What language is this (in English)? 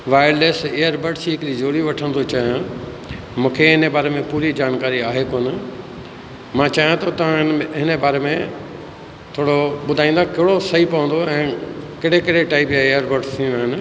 Sindhi